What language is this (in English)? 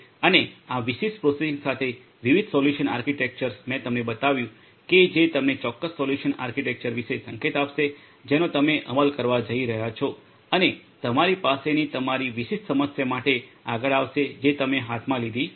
Gujarati